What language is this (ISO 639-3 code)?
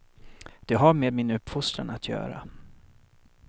swe